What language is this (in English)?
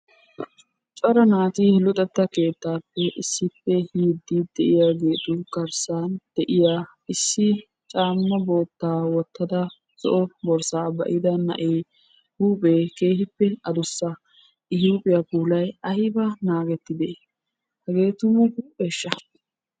Wolaytta